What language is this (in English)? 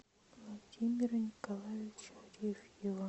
Russian